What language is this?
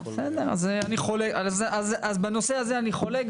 Hebrew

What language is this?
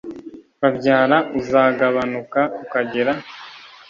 Kinyarwanda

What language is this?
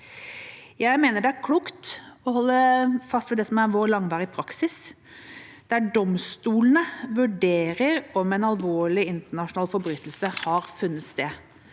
Norwegian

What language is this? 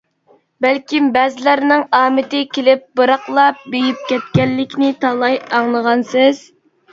Uyghur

